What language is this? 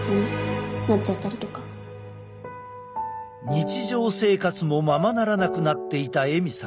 Japanese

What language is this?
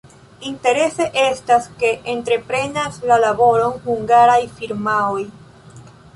Esperanto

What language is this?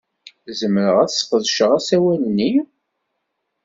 Kabyle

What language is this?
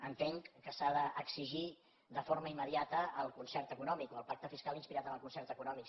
Catalan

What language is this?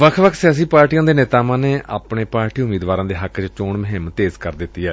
Punjabi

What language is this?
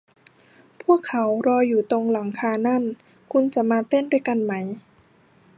Thai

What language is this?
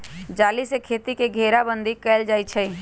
Magahi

